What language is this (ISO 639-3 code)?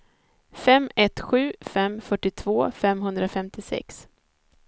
swe